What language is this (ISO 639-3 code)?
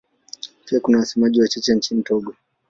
swa